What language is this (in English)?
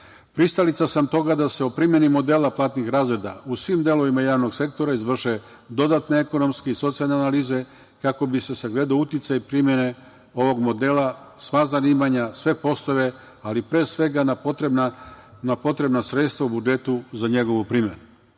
Serbian